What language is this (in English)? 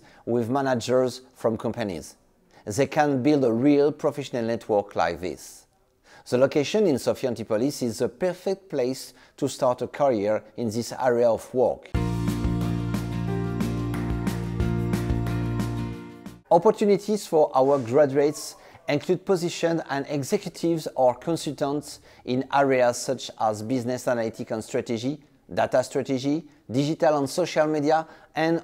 English